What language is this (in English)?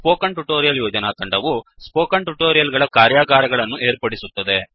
Kannada